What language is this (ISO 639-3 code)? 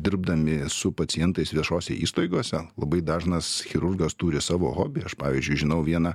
lit